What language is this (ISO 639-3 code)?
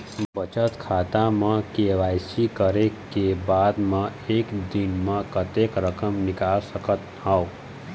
hne